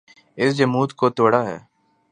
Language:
Urdu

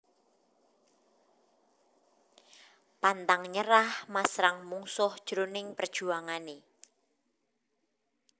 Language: Javanese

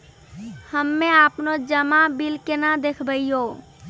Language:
Maithili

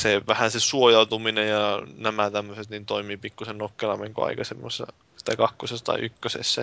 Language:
Finnish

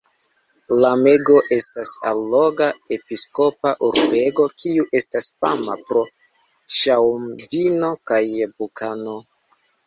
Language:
Esperanto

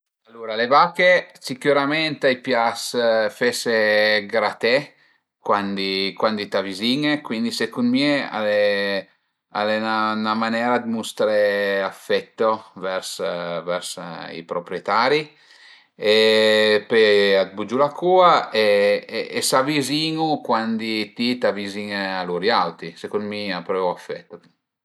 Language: Piedmontese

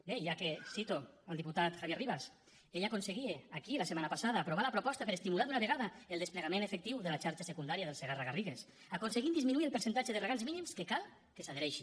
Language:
Catalan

